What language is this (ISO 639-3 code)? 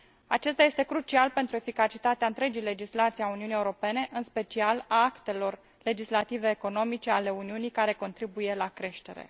ron